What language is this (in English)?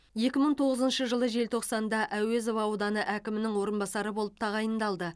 Kazakh